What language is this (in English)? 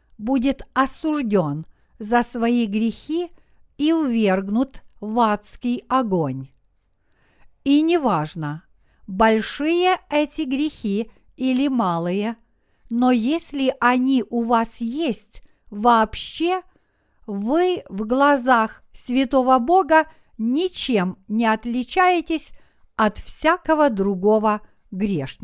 Russian